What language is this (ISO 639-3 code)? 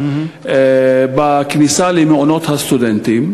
heb